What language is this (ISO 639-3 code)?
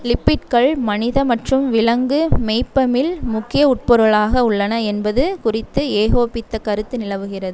tam